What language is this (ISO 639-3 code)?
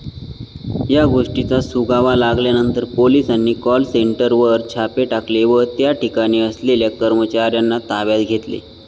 mar